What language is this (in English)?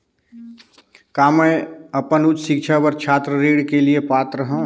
Chhattisgarhi